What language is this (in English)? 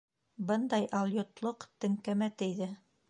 Bashkir